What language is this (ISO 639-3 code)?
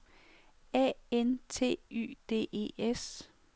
dan